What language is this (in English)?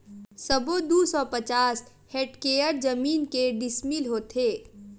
Chhattisgarhi